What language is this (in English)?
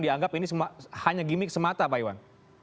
Indonesian